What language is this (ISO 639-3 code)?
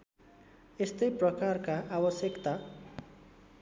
nep